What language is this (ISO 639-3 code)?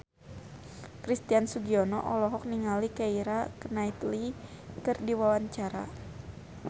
sun